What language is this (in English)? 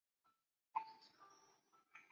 Chinese